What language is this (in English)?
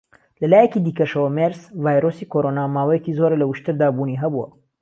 Central Kurdish